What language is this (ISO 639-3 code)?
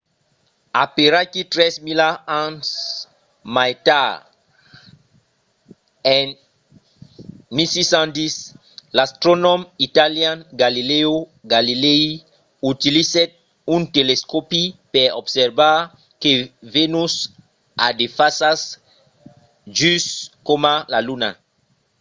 oci